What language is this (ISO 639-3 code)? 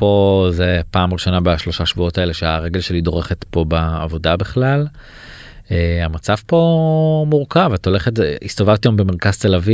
heb